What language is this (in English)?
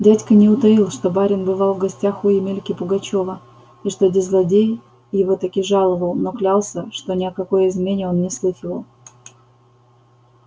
Russian